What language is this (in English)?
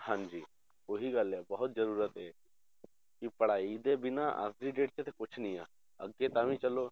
Punjabi